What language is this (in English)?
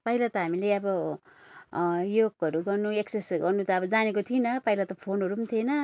Nepali